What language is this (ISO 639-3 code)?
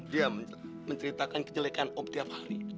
ind